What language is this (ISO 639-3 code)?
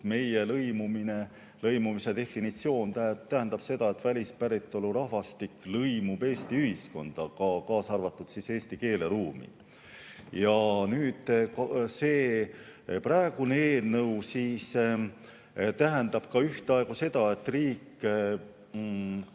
est